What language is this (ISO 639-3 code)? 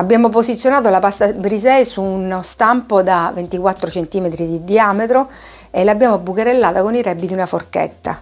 ita